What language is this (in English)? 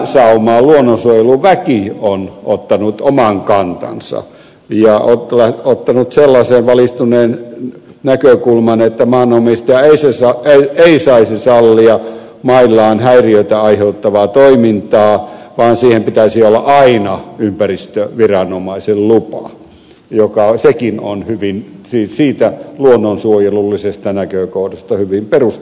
Finnish